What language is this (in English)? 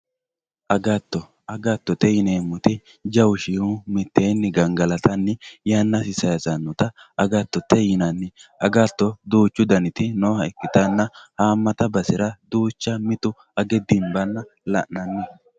Sidamo